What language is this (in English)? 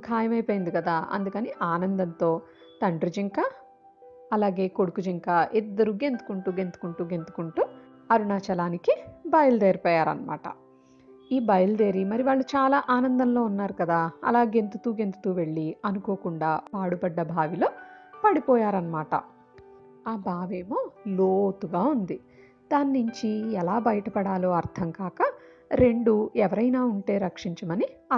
Telugu